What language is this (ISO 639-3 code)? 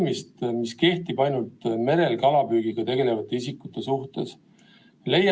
est